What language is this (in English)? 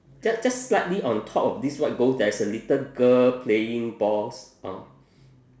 English